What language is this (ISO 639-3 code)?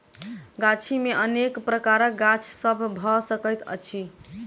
mai